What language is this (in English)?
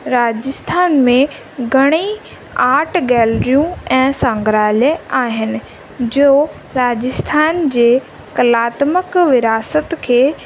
Sindhi